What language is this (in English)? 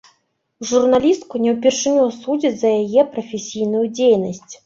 Belarusian